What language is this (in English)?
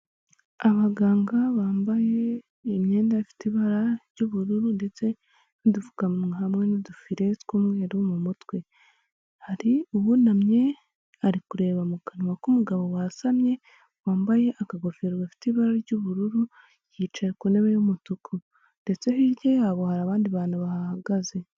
Kinyarwanda